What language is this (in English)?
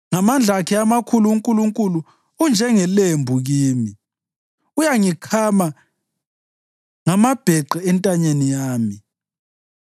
North Ndebele